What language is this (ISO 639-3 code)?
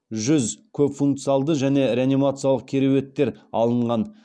kaz